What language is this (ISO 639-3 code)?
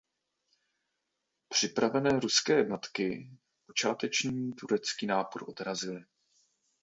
ces